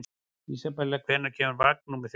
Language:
Icelandic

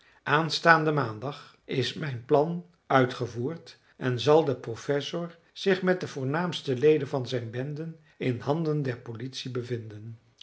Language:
Dutch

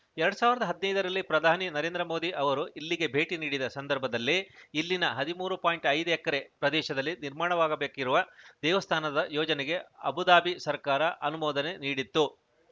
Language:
Kannada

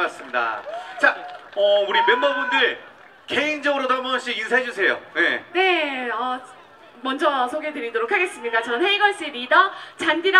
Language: Korean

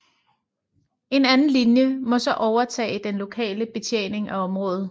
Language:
Danish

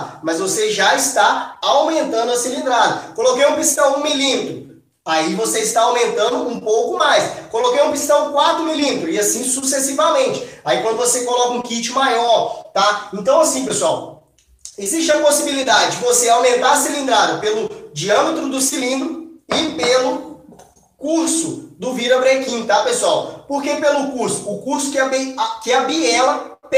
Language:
Portuguese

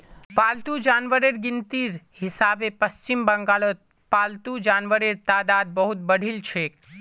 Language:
Magahi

